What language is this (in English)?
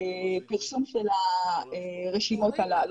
Hebrew